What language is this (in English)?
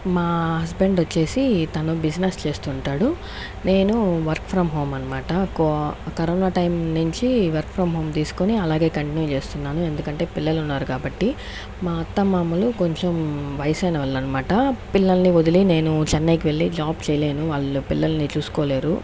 Telugu